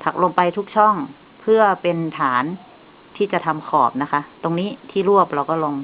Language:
Thai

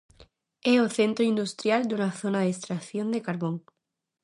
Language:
Galician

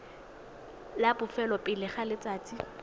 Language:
Tswana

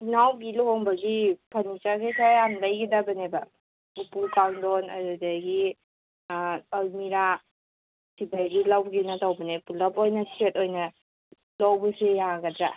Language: Manipuri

